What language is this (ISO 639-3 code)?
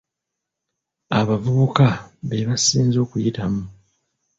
lug